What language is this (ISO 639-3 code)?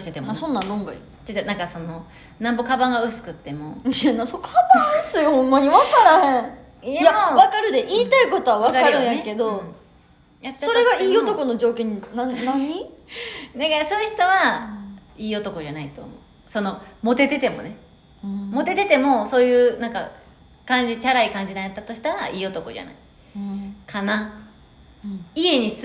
jpn